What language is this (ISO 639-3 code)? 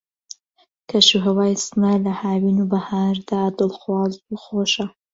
ckb